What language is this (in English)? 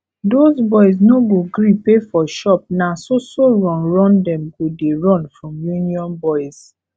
Nigerian Pidgin